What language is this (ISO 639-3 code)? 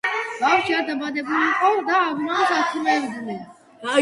kat